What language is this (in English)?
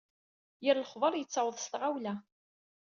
Kabyle